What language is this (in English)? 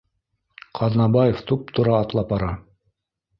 Bashkir